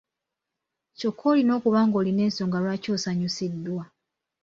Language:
Ganda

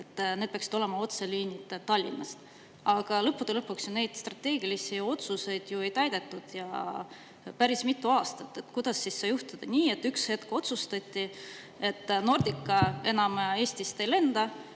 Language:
Estonian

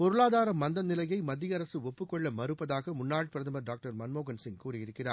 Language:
Tamil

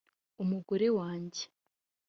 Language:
Kinyarwanda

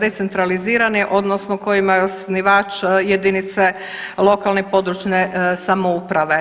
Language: Croatian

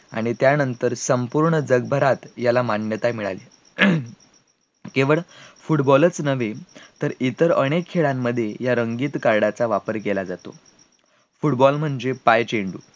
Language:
Marathi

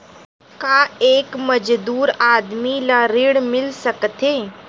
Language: Chhattisgarhi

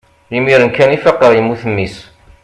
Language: Kabyle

